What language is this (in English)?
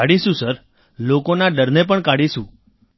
Gujarati